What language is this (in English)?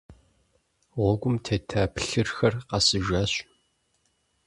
Kabardian